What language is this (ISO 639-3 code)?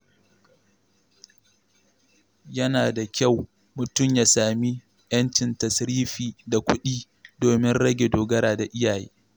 hau